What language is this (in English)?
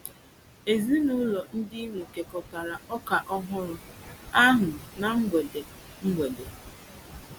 Igbo